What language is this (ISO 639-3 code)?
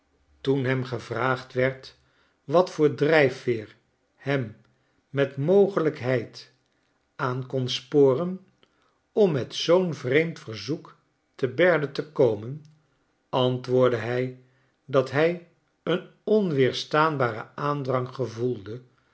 nld